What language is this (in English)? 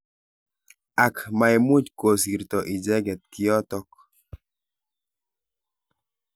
Kalenjin